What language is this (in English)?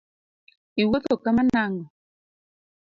Luo (Kenya and Tanzania)